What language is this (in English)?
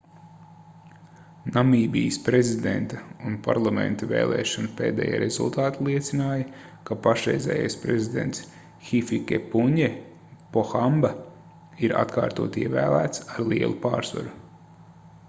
Latvian